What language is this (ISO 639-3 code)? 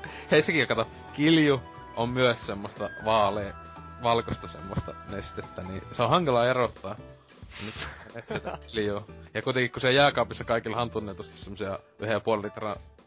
fin